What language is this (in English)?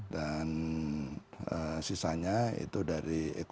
Indonesian